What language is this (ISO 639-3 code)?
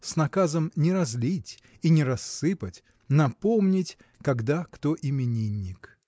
rus